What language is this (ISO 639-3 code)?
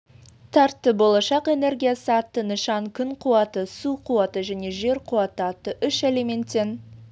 kaz